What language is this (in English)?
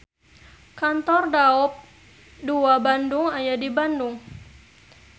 Sundanese